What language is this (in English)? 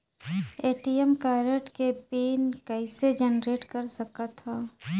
Chhattisgarhi